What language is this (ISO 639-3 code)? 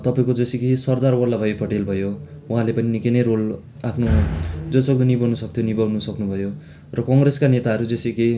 nep